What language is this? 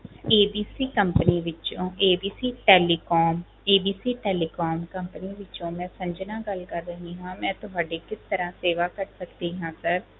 Punjabi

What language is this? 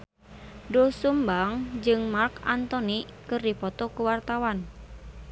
Sundanese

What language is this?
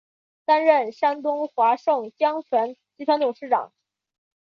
Chinese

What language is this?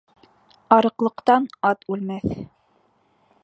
Bashkir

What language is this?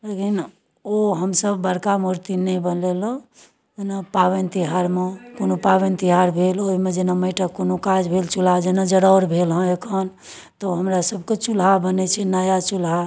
Maithili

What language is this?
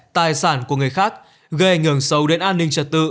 Vietnamese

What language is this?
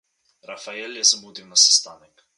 Slovenian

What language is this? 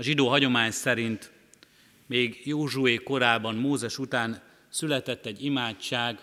Hungarian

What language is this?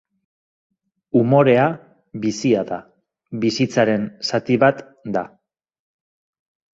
Basque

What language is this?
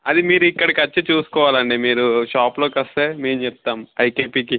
Telugu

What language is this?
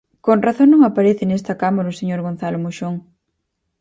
Galician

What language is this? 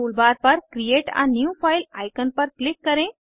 Hindi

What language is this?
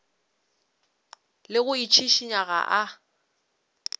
Northern Sotho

